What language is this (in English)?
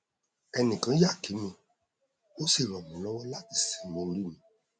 Yoruba